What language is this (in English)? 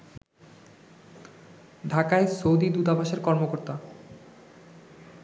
Bangla